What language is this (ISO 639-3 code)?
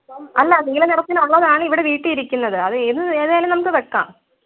mal